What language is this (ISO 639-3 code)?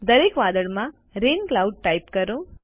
guj